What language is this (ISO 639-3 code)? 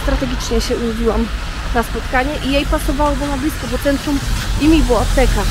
pol